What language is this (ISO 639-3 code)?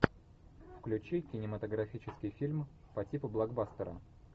rus